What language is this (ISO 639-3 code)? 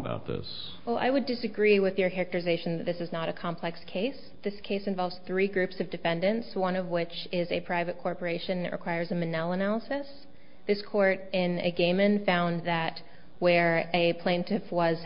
eng